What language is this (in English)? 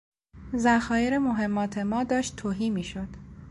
Persian